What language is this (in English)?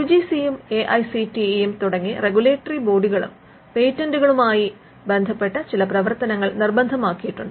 Malayalam